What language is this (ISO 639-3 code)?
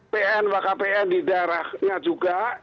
ind